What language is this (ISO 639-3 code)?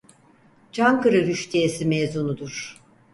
tur